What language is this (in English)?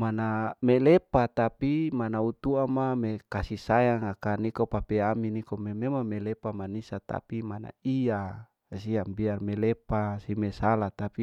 Larike-Wakasihu